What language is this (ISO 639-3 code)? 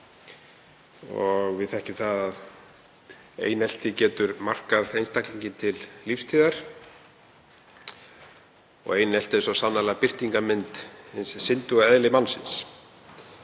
isl